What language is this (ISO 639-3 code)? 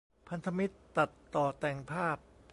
tha